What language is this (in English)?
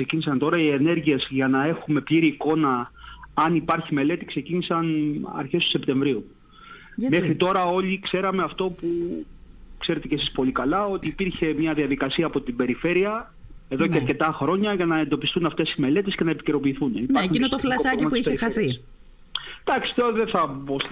Greek